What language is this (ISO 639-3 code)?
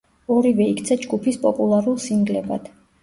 kat